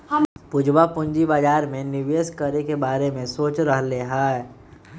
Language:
Magahi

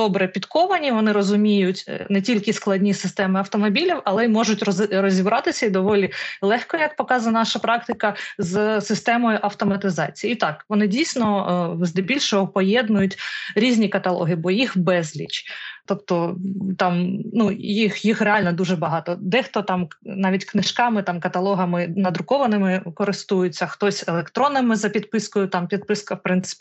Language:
Ukrainian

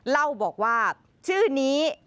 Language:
Thai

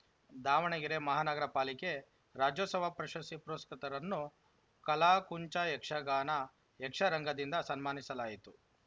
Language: Kannada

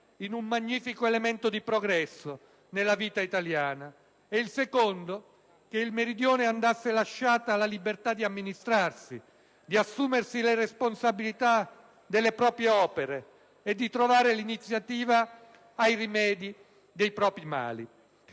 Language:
Italian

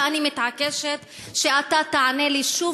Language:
Hebrew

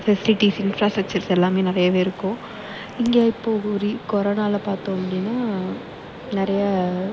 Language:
Tamil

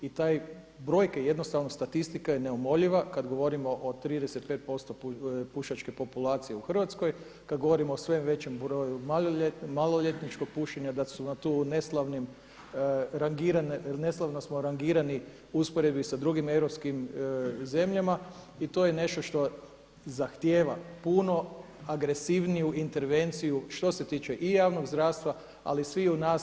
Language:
Croatian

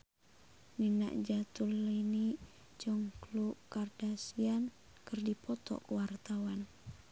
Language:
Sundanese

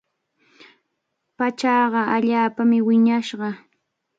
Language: Cajatambo North Lima Quechua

